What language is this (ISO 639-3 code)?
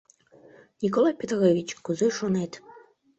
chm